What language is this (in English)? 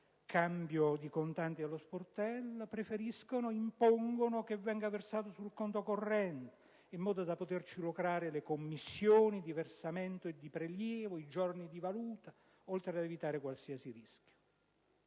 Italian